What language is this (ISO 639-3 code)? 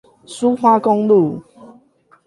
zho